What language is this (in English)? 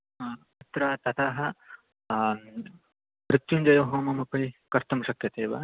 Sanskrit